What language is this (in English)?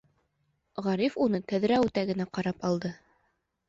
Bashkir